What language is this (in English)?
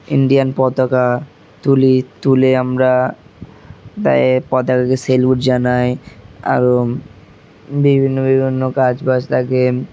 Bangla